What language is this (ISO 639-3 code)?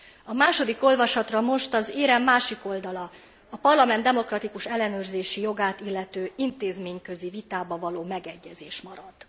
hun